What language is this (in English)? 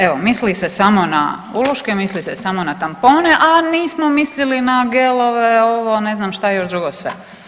Croatian